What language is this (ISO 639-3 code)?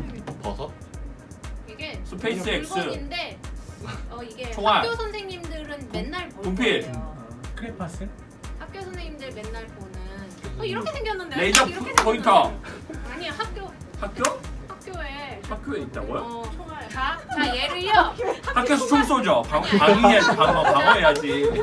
kor